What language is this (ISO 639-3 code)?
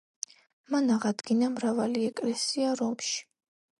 kat